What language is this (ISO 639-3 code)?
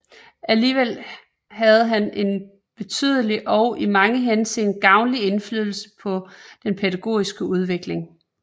dan